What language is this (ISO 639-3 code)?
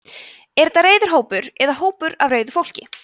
isl